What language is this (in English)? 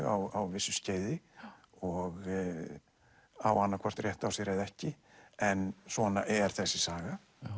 Icelandic